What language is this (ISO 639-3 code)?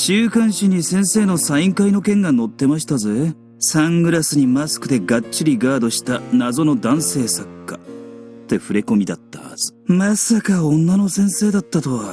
jpn